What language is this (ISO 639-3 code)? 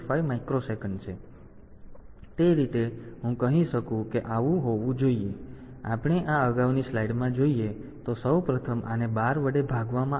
guj